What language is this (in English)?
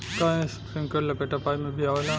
Bhojpuri